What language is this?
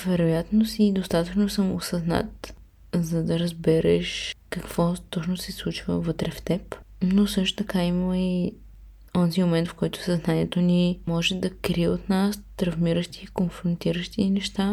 Bulgarian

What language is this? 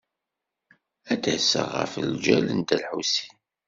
Kabyle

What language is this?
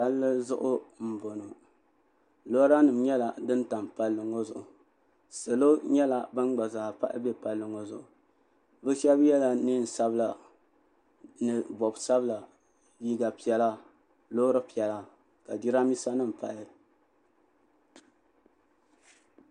Dagbani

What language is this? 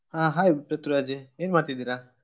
Kannada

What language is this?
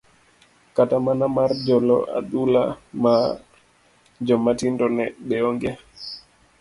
Luo (Kenya and Tanzania)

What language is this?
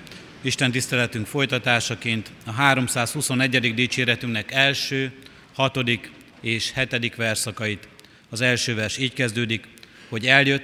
Hungarian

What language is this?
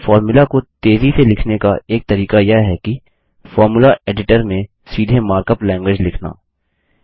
Hindi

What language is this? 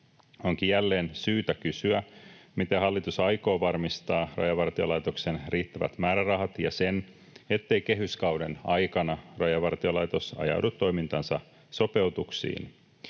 Finnish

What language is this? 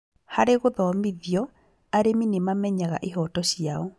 Kikuyu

